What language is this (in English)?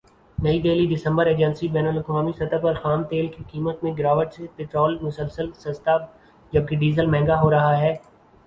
Urdu